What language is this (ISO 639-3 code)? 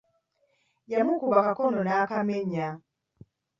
lug